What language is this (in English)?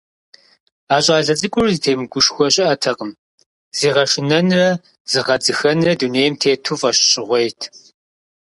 Kabardian